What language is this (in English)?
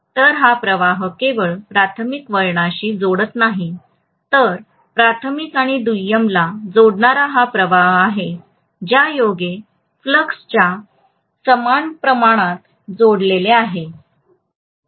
Marathi